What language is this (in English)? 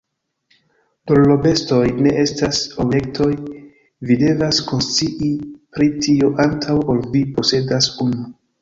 Esperanto